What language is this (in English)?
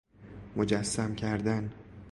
Persian